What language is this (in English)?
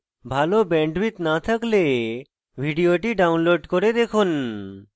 Bangla